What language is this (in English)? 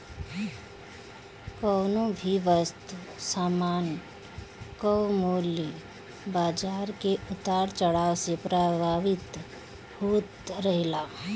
Bhojpuri